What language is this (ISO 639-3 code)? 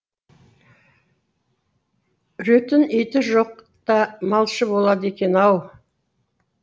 kaz